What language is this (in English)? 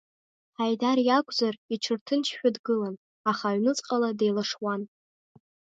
Abkhazian